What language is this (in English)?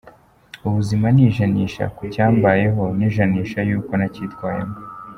Kinyarwanda